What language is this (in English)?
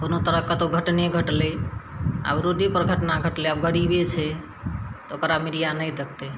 Maithili